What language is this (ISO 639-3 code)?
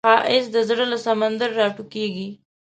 pus